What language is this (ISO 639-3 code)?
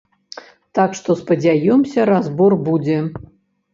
bel